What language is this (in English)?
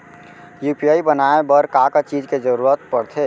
Chhattisgarhi